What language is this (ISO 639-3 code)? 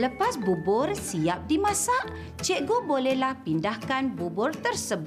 msa